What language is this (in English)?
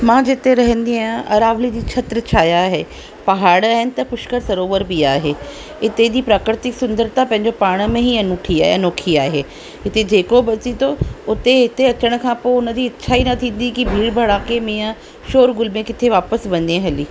Sindhi